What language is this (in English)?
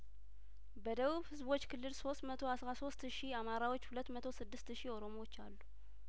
Amharic